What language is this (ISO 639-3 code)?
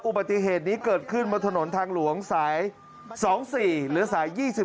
tha